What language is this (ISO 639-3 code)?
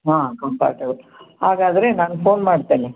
kan